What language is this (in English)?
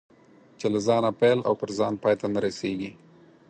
Pashto